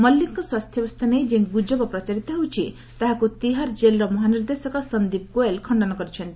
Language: Odia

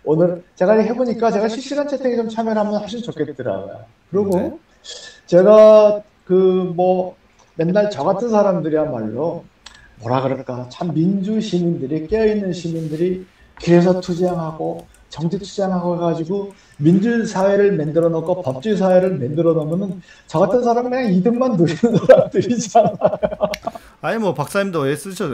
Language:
Korean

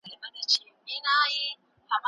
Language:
Pashto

